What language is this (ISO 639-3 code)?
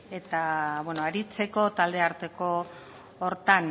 eus